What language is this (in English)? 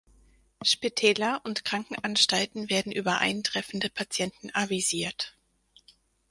German